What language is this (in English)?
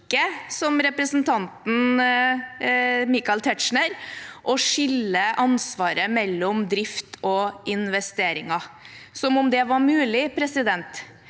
Norwegian